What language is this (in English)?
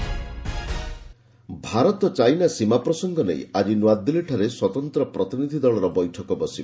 Odia